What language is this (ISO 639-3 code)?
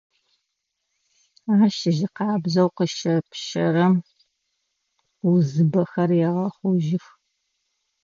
ady